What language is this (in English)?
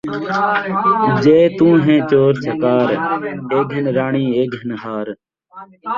Saraiki